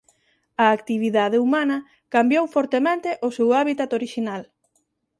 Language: Galician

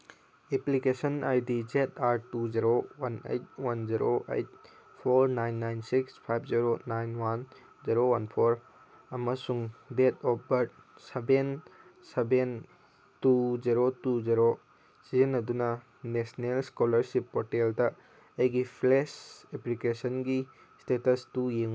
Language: Manipuri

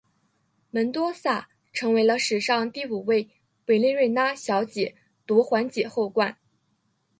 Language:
Chinese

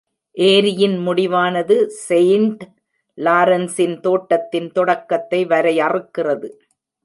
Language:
Tamil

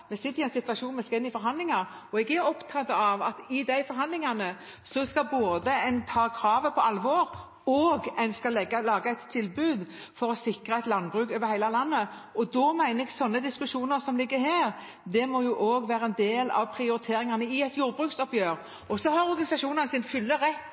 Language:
Norwegian Bokmål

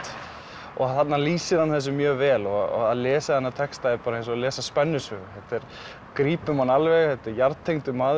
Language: Icelandic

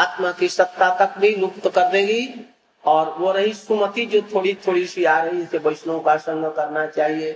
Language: Hindi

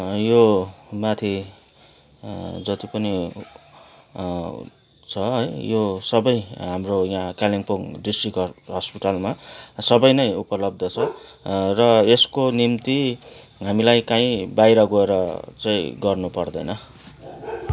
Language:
Nepali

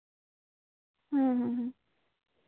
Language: Santali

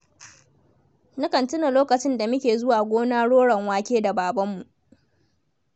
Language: Hausa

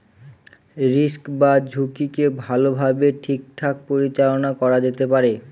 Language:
Bangla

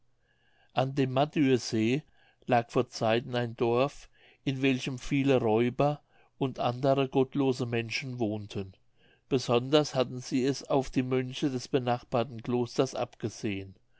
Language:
German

